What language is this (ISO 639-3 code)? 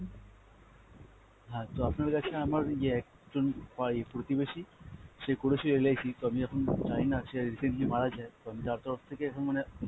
ben